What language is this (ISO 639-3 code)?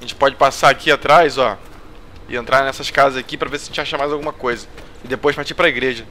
por